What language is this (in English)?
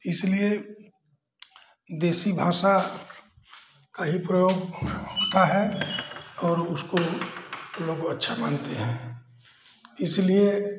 Hindi